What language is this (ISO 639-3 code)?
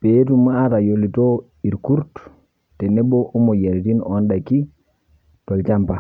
mas